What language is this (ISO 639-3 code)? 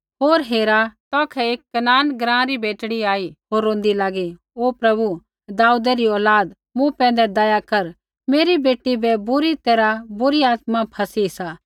kfx